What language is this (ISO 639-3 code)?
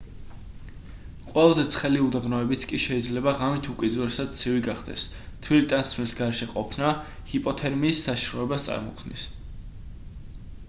kat